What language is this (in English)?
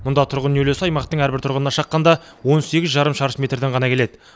Kazakh